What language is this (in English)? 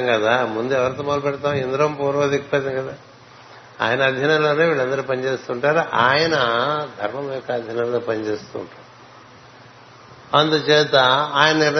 Telugu